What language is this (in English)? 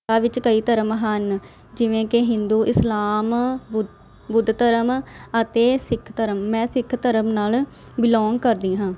Punjabi